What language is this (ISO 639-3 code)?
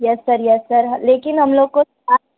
urd